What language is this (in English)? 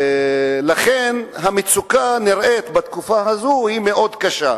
Hebrew